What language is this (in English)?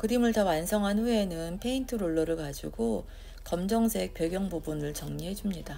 Korean